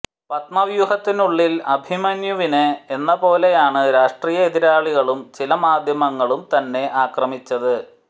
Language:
Malayalam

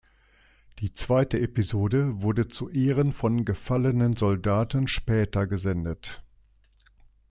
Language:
German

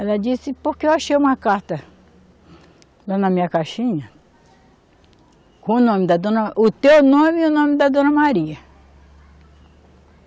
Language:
Portuguese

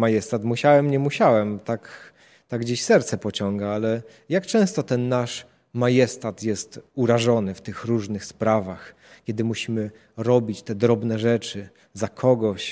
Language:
Polish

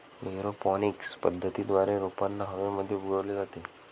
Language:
Marathi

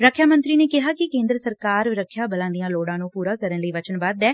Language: Punjabi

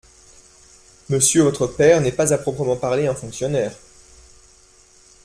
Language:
French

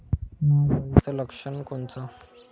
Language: Marathi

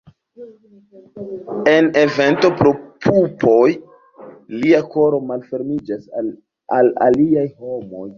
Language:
Esperanto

